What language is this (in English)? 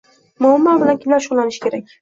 Uzbek